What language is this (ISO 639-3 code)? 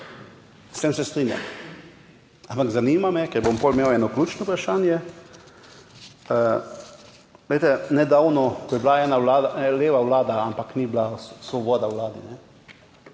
slv